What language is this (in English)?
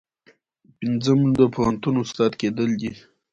Pashto